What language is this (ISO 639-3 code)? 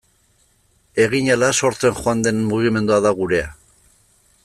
eus